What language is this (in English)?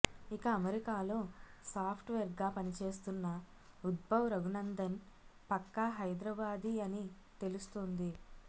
Telugu